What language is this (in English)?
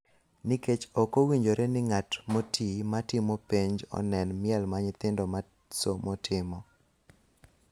Luo (Kenya and Tanzania)